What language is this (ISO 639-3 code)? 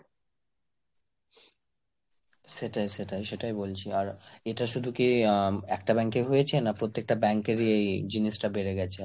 ben